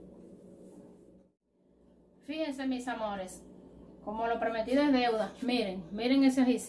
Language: Spanish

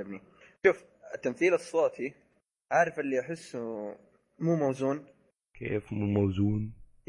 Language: Arabic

